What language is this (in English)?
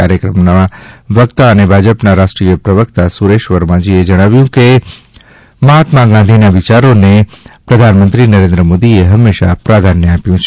Gujarati